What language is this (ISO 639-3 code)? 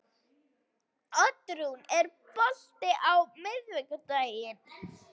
isl